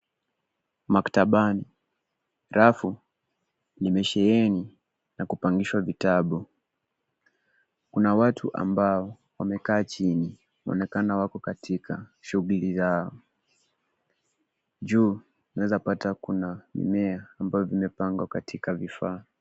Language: Swahili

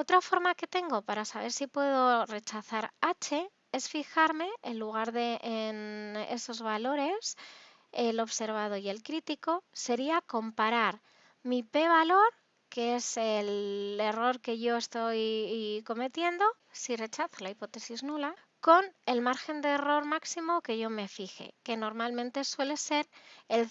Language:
Spanish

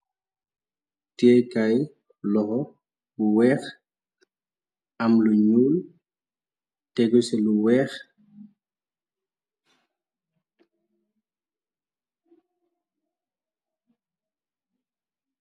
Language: Wolof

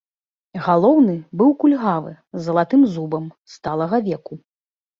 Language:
Belarusian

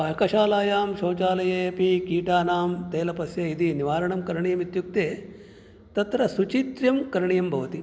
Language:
Sanskrit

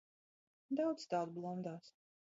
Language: Latvian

